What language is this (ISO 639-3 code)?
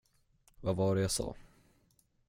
swe